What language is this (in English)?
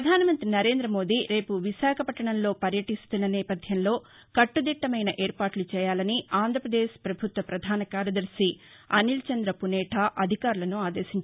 Telugu